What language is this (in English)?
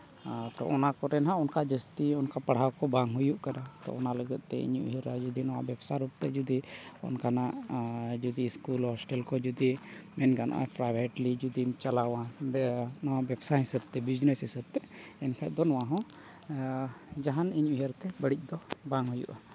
Santali